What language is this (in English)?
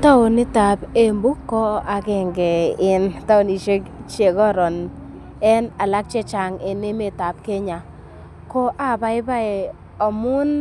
Kalenjin